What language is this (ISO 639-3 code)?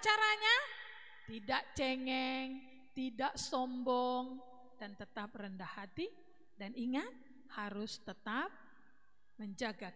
ind